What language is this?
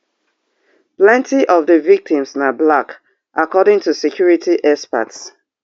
Nigerian Pidgin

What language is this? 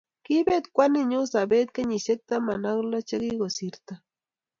Kalenjin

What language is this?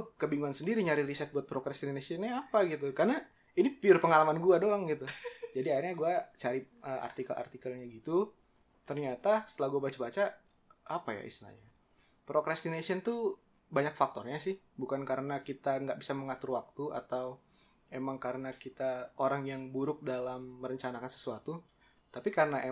Indonesian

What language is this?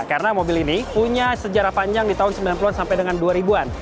Indonesian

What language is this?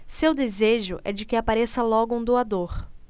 Portuguese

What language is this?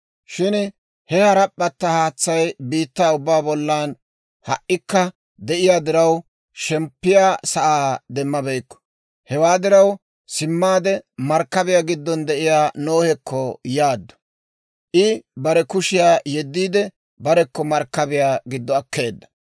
Dawro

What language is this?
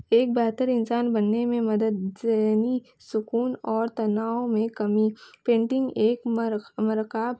Urdu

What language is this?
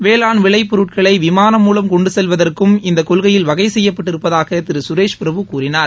Tamil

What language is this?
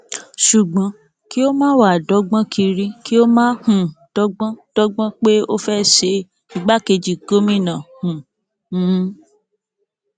Yoruba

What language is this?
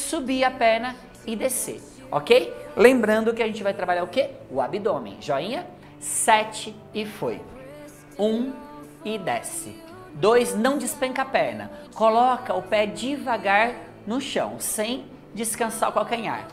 Portuguese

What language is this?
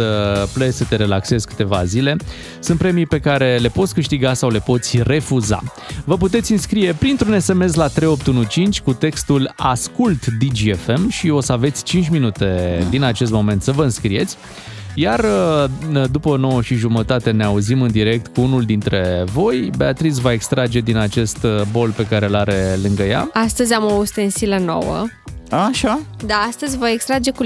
Romanian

